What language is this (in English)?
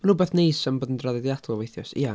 Welsh